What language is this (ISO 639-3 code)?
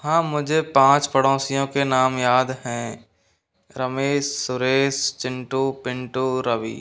hin